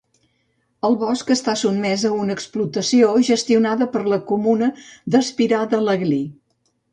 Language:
Catalan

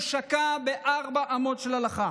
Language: Hebrew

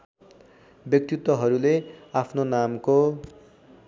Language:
Nepali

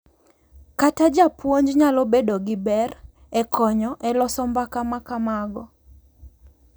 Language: Luo (Kenya and Tanzania)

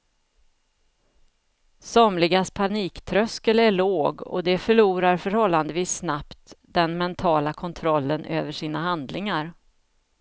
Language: Swedish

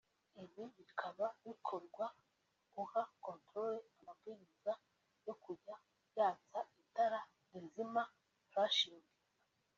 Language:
Kinyarwanda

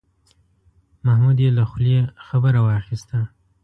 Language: Pashto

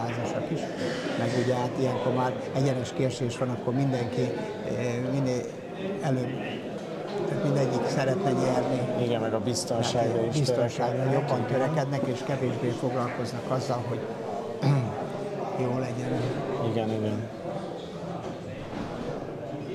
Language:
Hungarian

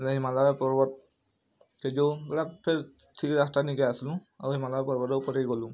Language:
Odia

